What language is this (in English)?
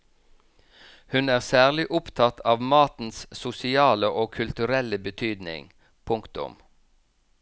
Norwegian